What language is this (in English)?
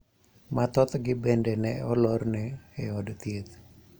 Luo (Kenya and Tanzania)